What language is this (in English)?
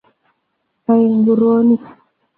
Kalenjin